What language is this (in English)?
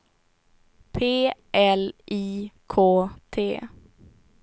Swedish